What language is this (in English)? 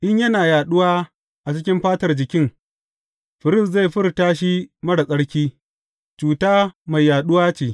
Hausa